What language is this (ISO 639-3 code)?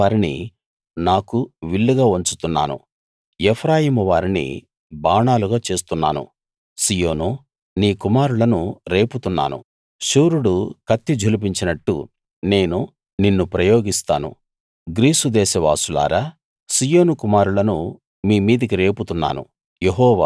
tel